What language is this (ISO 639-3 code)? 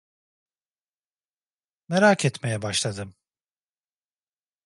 tur